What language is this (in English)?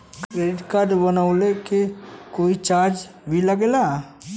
Bhojpuri